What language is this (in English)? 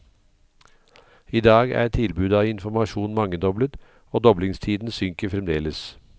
Norwegian